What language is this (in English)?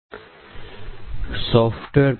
Gujarati